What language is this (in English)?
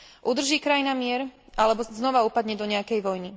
Slovak